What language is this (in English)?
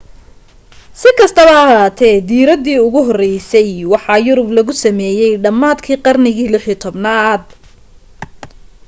Somali